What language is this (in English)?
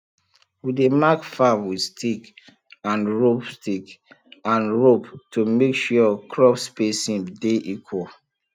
Nigerian Pidgin